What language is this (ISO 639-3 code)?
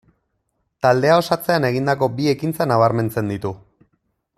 eus